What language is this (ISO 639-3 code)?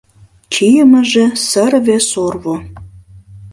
chm